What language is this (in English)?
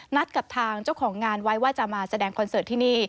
Thai